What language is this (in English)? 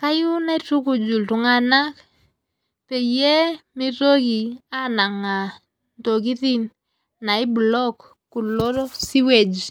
Masai